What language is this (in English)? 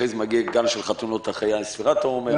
Hebrew